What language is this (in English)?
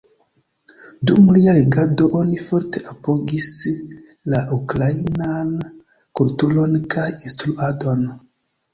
Esperanto